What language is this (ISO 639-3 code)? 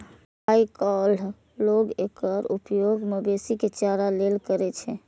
mai